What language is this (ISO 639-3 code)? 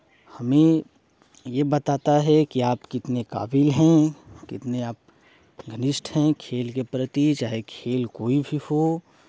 hin